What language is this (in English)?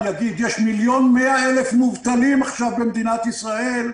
Hebrew